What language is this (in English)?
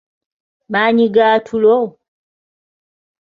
Ganda